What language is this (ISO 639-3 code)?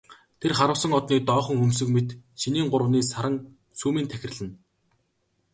mon